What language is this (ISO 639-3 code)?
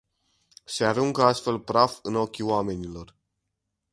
ron